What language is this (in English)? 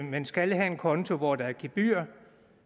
Danish